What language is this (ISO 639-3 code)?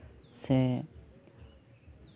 sat